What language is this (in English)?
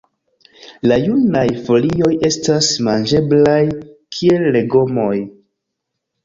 Esperanto